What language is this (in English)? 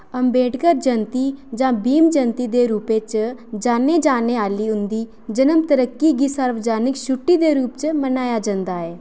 Dogri